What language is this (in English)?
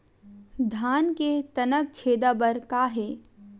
Chhattisgarhi